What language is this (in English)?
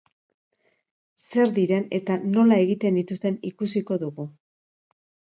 Basque